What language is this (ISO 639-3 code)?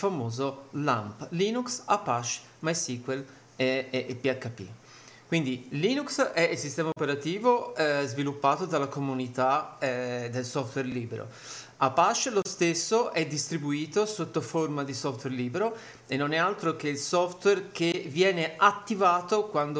ita